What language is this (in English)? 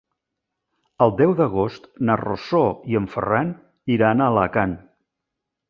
Catalan